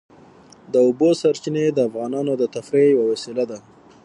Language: Pashto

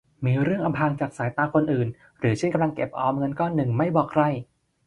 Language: Thai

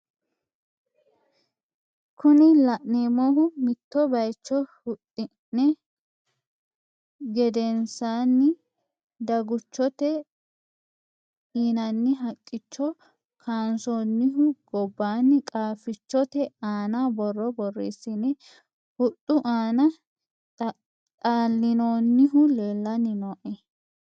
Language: Sidamo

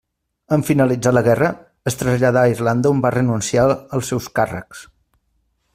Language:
Catalan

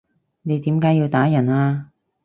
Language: Cantonese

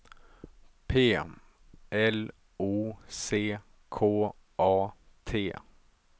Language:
Swedish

